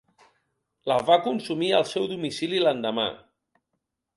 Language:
Catalan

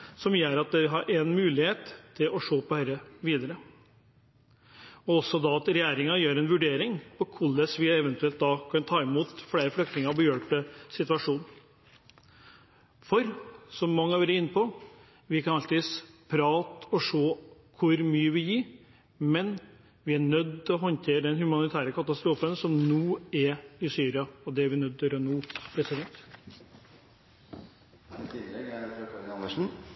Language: Norwegian Bokmål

